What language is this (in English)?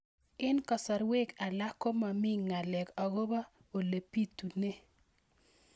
Kalenjin